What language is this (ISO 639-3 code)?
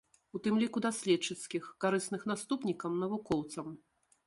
bel